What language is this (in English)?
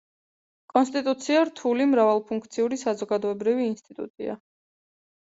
Georgian